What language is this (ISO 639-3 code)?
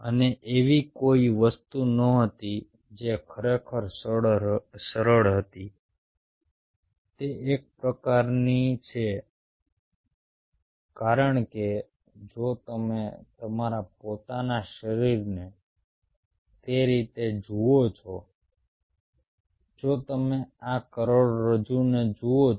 guj